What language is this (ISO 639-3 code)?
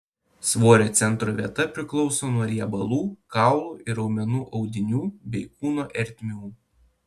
lit